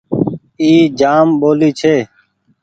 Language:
Goaria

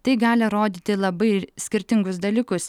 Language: Lithuanian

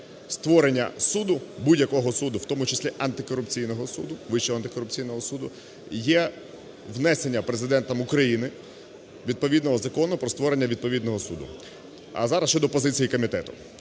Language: Ukrainian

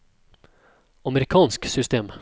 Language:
Norwegian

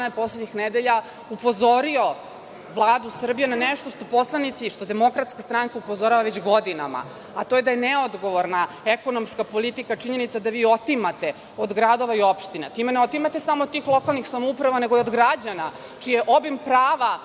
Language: Serbian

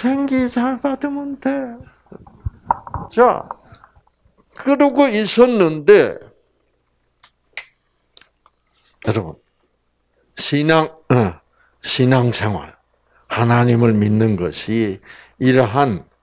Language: Korean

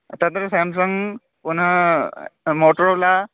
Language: Sanskrit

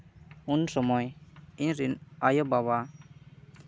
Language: Santali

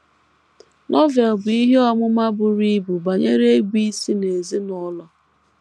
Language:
Igbo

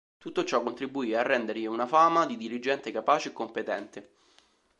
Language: Italian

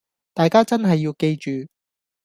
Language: Cantonese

